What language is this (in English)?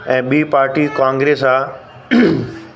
Sindhi